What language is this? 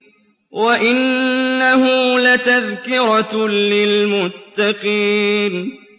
Arabic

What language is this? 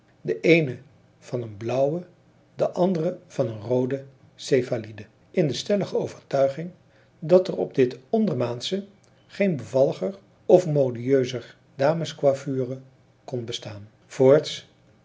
Dutch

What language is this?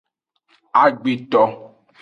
Aja (Benin)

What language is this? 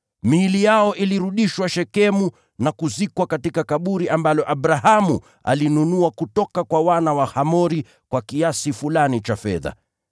Swahili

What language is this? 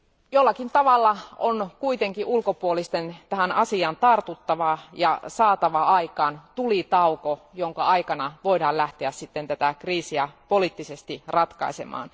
Finnish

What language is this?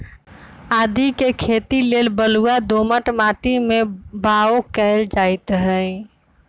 Magahi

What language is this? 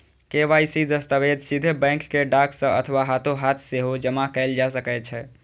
Maithili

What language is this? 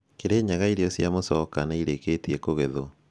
Kikuyu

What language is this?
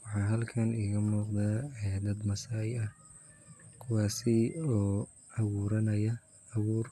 Somali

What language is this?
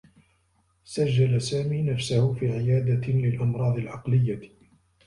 Arabic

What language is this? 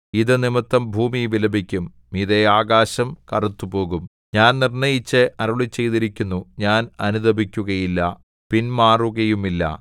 Malayalam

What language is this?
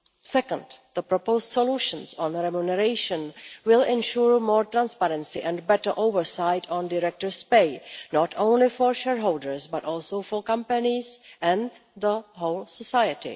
English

